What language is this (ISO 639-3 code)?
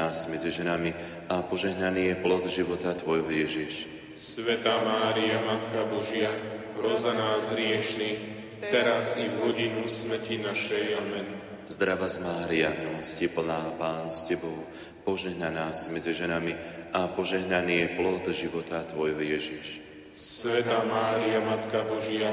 slk